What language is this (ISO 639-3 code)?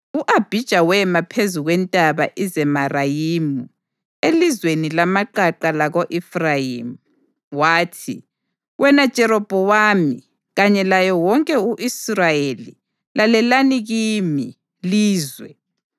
nde